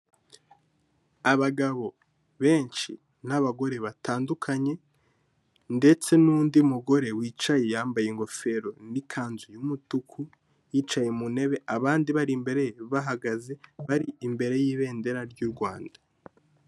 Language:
Kinyarwanda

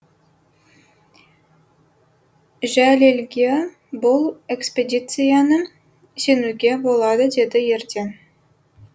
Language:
Kazakh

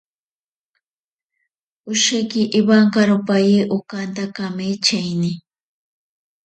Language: Ashéninka Perené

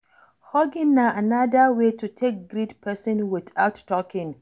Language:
Nigerian Pidgin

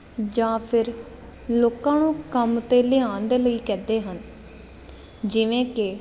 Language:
Punjabi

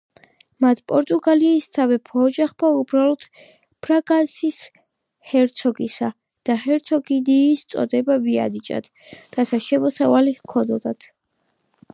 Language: Georgian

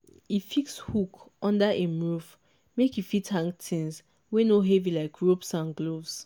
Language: Nigerian Pidgin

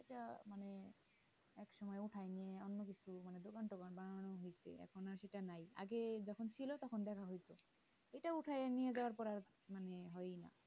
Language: Bangla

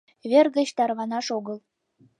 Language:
Mari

